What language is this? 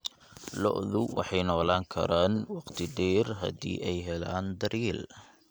Somali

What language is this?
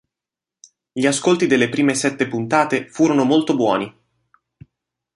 Italian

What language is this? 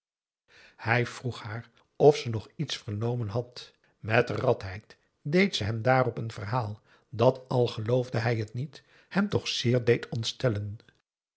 Dutch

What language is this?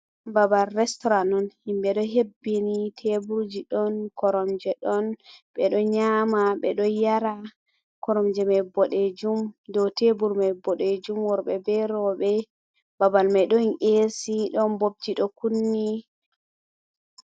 Fula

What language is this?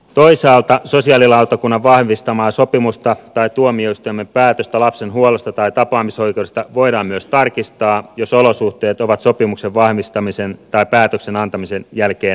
Finnish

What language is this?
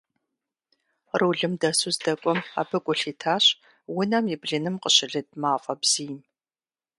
Kabardian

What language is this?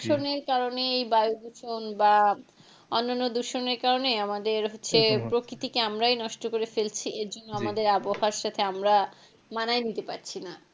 Bangla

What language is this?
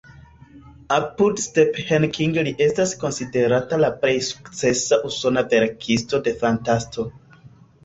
Esperanto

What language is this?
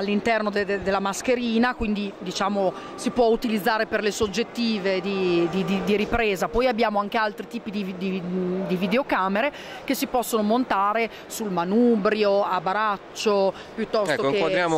Italian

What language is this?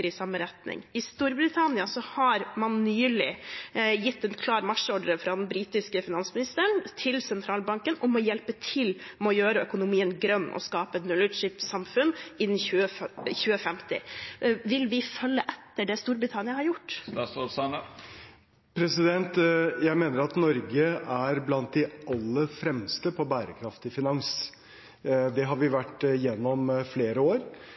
Norwegian Bokmål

